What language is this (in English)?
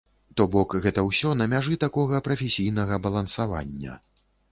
Belarusian